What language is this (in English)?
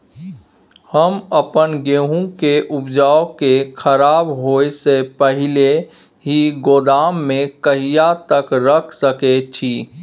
Maithili